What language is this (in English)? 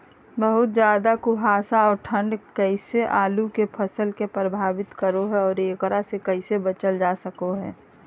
Magahi